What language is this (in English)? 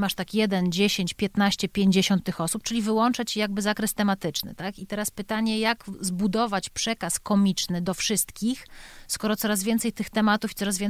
Polish